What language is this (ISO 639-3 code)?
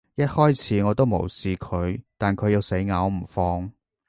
yue